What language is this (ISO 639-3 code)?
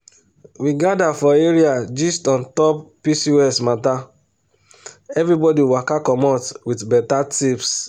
pcm